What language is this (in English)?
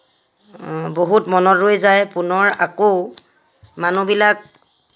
Assamese